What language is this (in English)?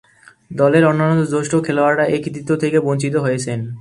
Bangla